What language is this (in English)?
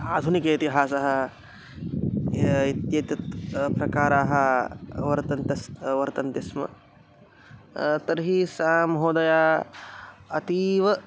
Sanskrit